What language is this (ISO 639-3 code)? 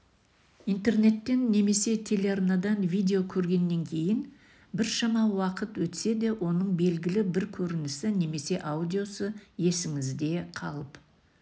kaz